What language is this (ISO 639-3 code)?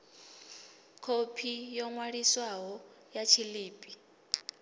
ven